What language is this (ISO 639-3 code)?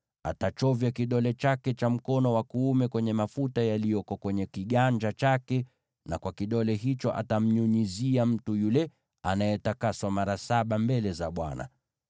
swa